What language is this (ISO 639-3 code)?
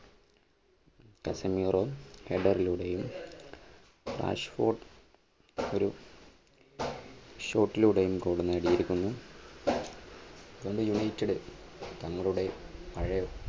mal